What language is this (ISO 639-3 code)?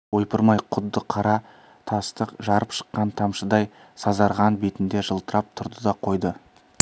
kaz